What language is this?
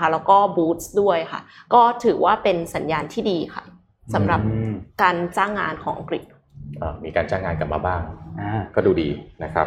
Thai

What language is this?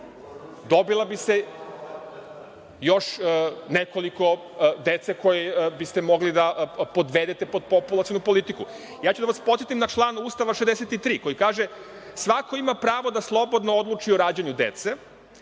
Serbian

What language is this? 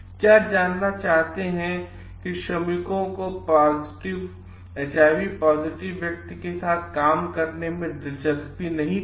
Hindi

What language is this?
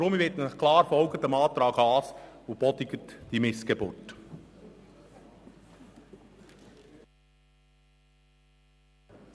Swiss German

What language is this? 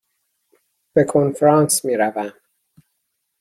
Persian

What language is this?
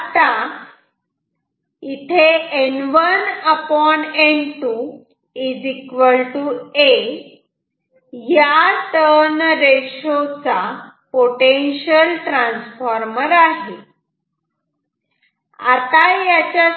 Marathi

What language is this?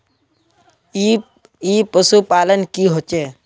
Magahi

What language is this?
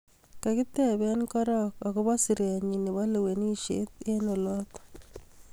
Kalenjin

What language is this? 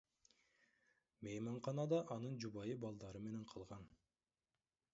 Kyrgyz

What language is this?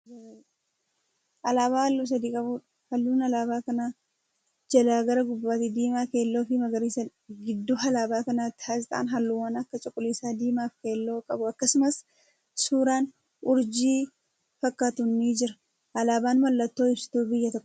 Oromo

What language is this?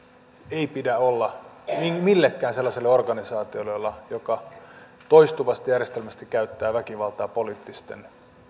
Finnish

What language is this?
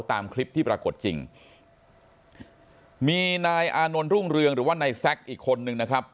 Thai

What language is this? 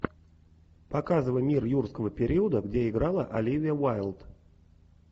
Russian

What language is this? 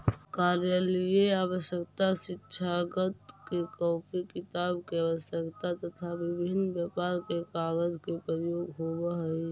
Magahi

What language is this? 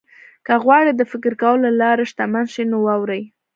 Pashto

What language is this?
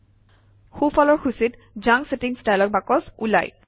Assamese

